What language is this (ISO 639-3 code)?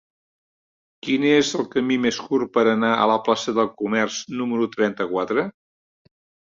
cat